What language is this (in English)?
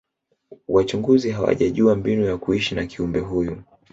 Swahili